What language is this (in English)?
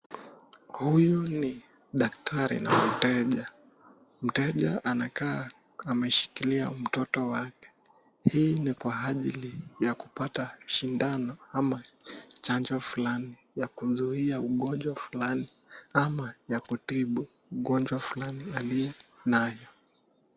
Swahili